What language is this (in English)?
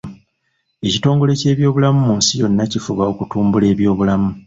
Ganda